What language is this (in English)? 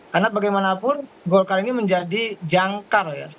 Indonesian